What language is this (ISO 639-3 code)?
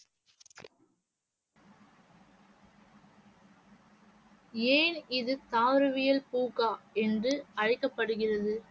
tam